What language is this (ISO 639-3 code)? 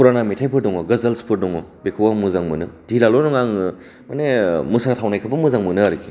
brx